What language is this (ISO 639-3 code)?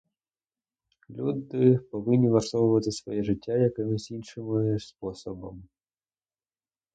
ukr